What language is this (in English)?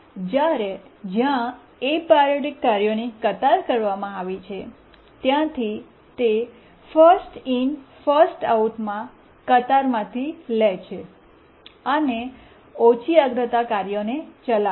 Gujarati